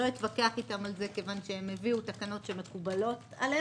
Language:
Hebrew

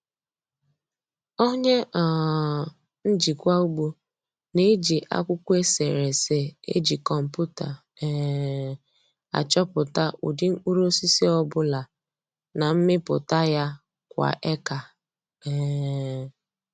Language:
Igbo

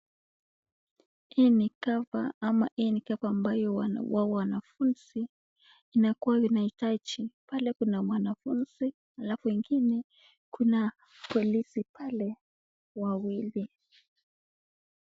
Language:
Swahili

